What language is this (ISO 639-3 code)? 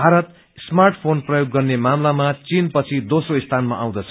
nep